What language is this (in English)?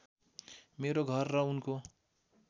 Nepali